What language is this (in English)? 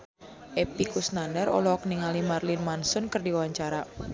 Sundanese